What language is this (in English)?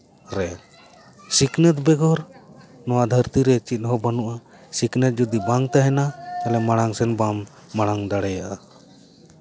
Santali